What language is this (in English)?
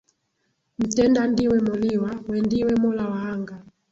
Swahili